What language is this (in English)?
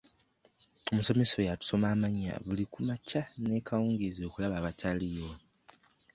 Ganda